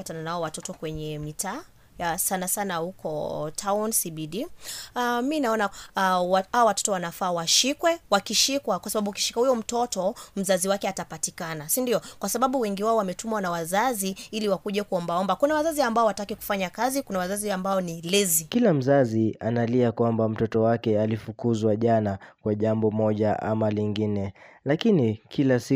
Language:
Swahili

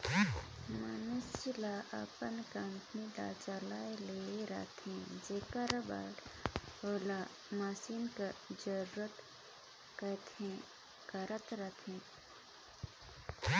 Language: Chhattisgarhi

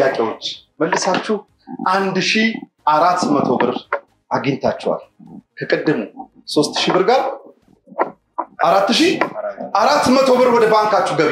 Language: Arabic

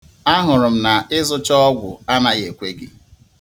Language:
Igbo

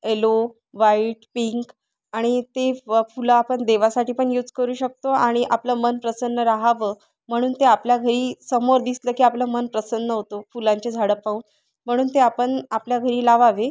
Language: Marathi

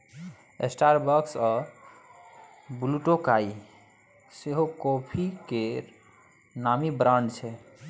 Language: Maithili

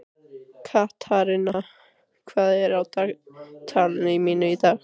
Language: Icelandic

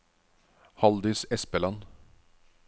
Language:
Norwegian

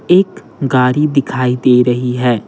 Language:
Hindi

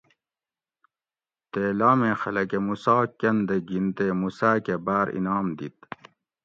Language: Gawri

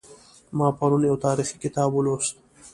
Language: Pashto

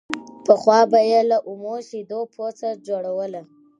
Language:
Pashto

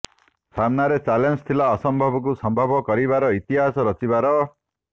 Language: Odia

